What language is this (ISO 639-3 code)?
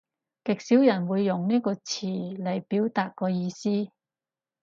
yue